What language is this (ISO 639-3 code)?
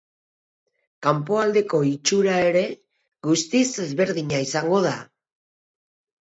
eus